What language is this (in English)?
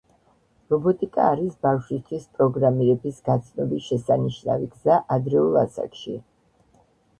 Georgian